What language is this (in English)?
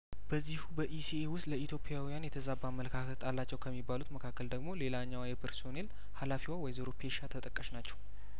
Amharic